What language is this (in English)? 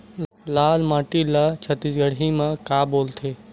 Chhattisgarhi